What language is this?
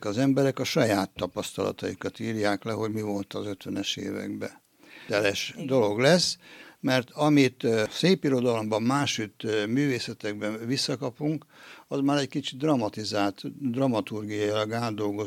Hungarian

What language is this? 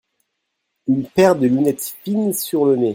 French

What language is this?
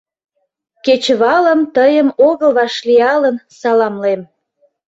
Mari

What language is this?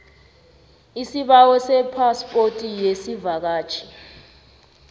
South Ndebele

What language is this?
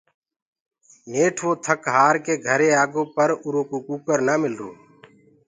Gurgula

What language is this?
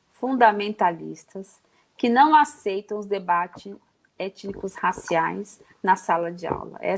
Portuguese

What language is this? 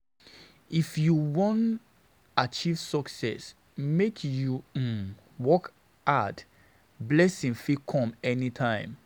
Nigerian Pidgin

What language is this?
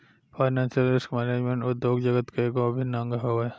Bhojpuri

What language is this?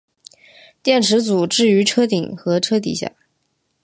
Chinese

